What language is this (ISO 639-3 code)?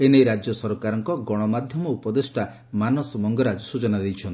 ori